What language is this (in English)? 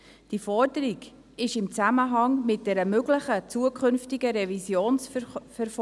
Swiss German